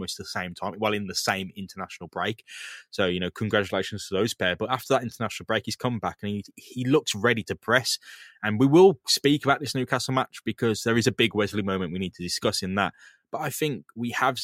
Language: English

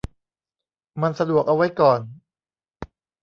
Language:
Thai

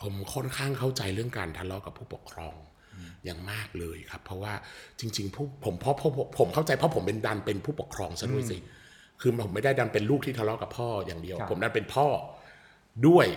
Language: Thai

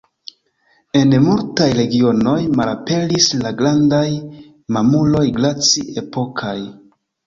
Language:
Esperanto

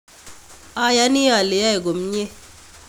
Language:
Kalenjin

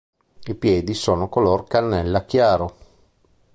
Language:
Italian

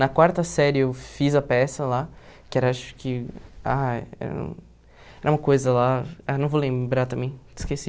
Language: Portuguese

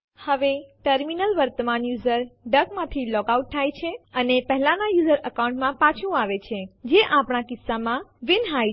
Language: Gujarati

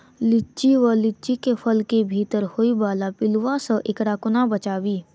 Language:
Maithili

